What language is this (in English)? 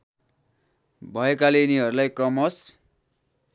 Nepali